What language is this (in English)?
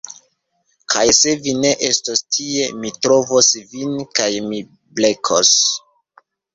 Esperanto